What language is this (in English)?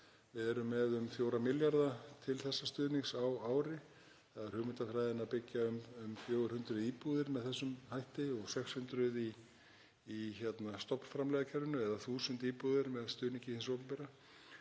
Icelandic